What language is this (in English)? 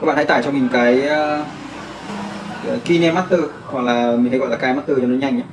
Vietnamese